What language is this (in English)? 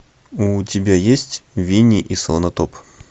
Russian